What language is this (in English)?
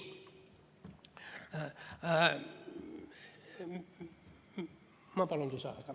Estonian